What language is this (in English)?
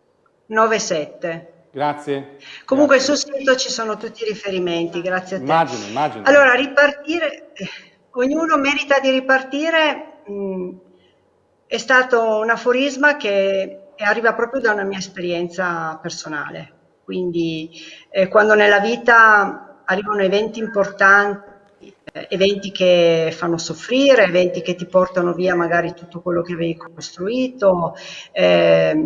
Italian